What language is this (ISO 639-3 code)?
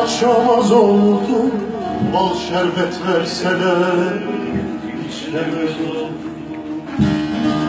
tur